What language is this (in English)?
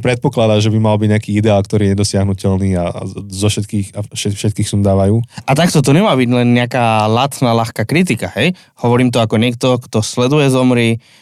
Slovak